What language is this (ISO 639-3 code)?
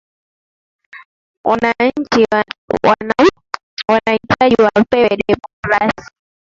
swa